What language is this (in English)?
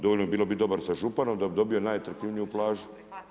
Croatian